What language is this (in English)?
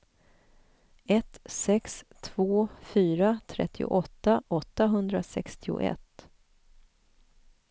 Swedish